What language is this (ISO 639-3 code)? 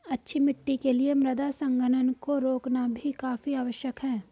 hin